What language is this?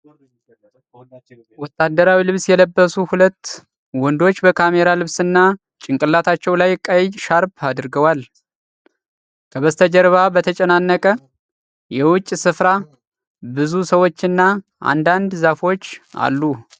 Amharic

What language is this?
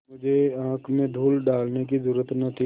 Hindi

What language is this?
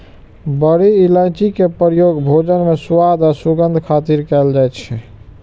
Maithili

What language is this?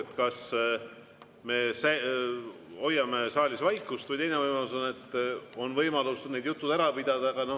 Estonian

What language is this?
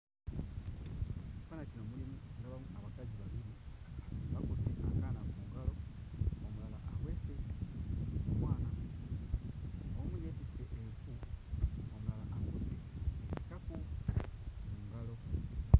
Ganda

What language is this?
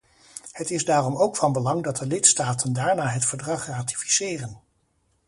Dutch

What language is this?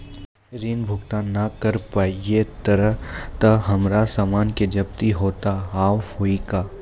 Maithili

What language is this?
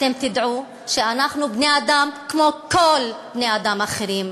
Hebrew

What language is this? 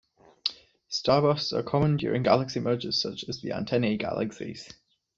English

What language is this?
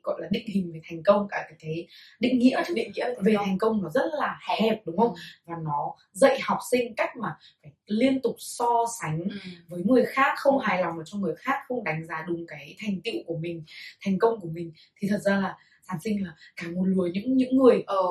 Vietnamese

